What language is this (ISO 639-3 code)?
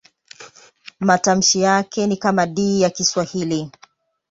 swa